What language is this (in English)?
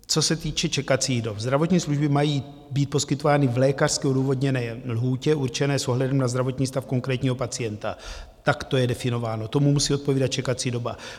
Czech